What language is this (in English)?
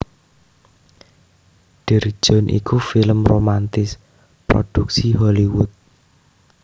Javanese